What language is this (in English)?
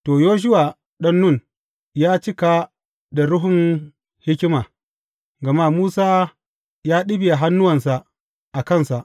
Hausa